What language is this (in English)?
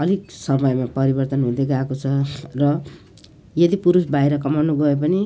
Nepali